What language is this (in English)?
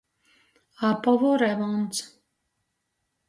Latgalian